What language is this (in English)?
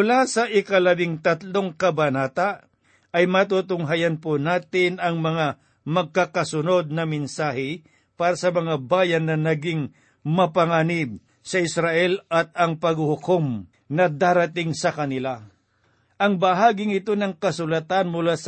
Filipino